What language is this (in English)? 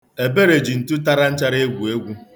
Igbo